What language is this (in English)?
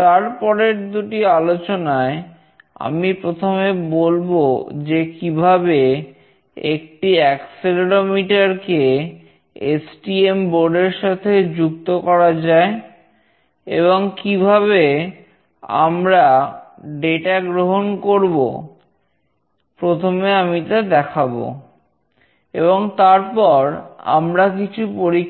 Bangla